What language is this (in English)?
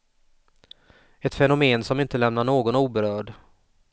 Swedish